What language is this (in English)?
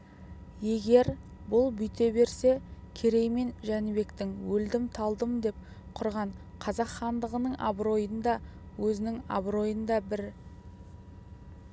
Kazakh